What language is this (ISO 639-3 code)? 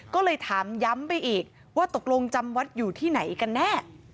tha